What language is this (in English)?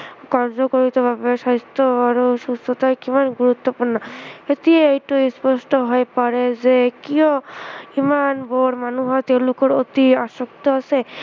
Assamese